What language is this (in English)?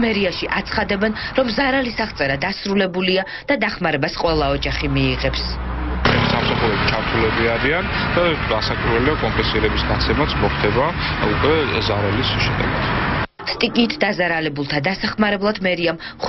Romanian